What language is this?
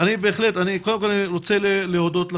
Hebrew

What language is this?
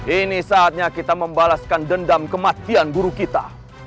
Indonesian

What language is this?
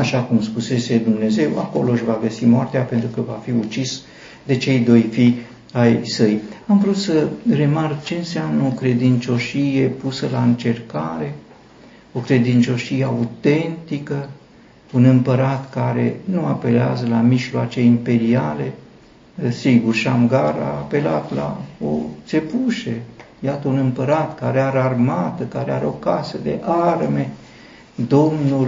Romanian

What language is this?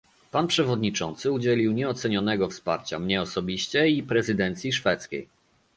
Polish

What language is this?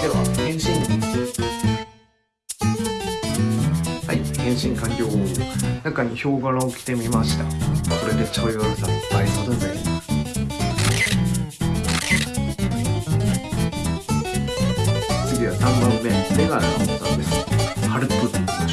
Japanese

